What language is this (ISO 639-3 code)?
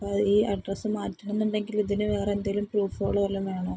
mal